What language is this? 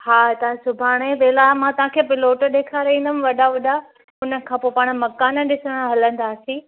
Sindhi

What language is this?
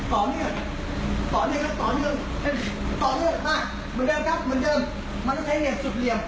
Thai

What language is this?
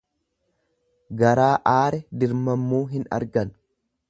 Oromo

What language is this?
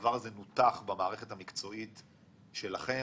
Hebrew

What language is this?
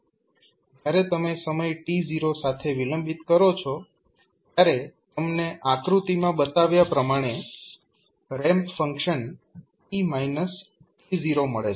Gujarati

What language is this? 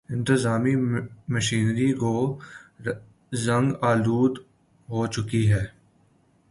Urdu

